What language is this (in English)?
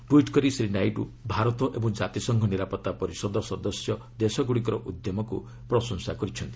Odia